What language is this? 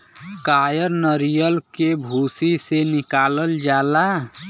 Bhojpuri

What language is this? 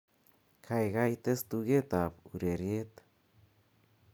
Kalenjin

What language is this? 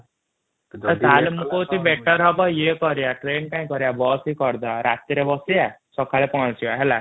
Odia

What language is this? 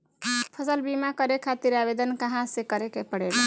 Bhojpuri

